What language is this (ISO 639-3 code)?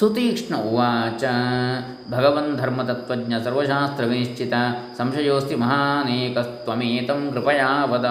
kan